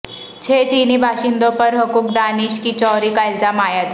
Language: Urdu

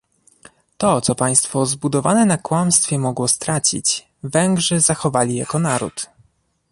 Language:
Polish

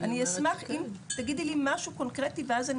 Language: Hebrew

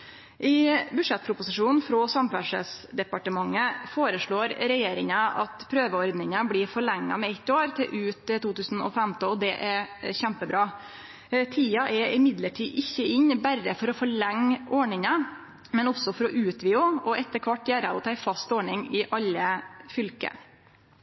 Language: Norwegian Nynorsk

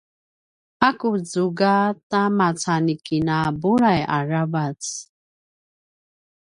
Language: Paiwan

